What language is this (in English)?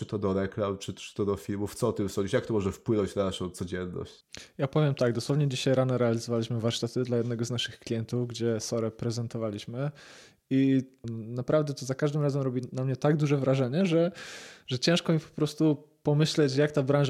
Polish